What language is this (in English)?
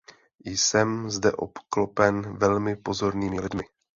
Czech